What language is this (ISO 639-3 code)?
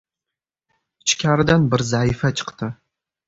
uzb